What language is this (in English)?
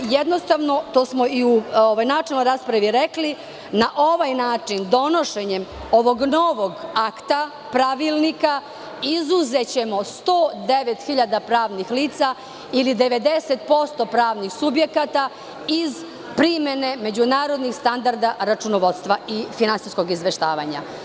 Serbian